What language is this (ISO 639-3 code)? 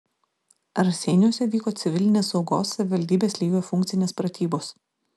lit